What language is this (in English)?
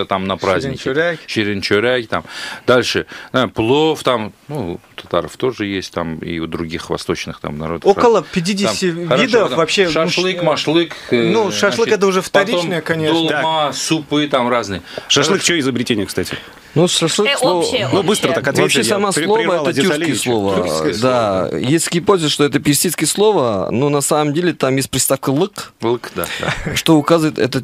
Russian